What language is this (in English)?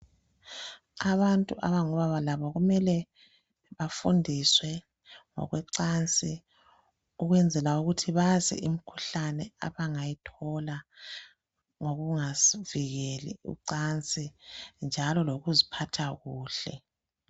North Ndebele